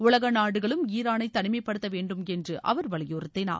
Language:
Tamil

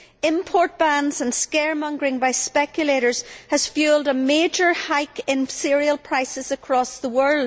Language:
English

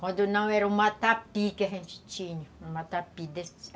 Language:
Portuguese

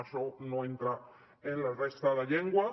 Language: Catalan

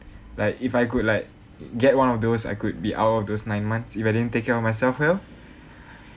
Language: English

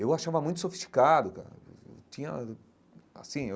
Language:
Portuguese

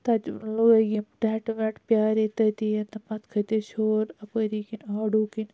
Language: Kashmiri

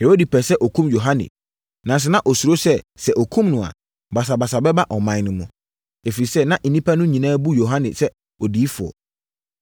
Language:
Akan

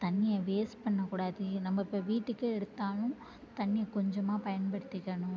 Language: Tamil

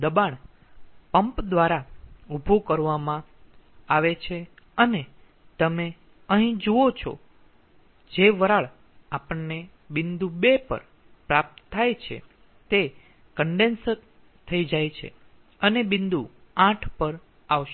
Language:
Gujarati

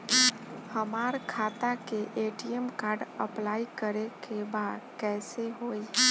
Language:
Bhojpuri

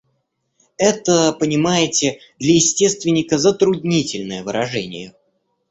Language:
Russian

